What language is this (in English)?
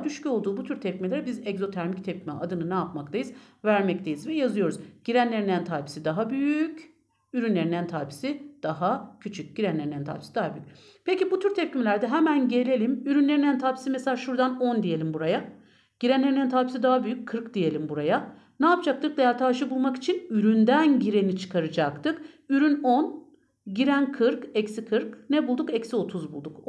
Turkish